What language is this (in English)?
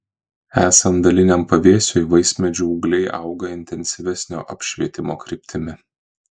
Lithuanian